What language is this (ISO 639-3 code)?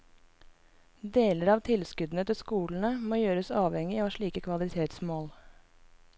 nor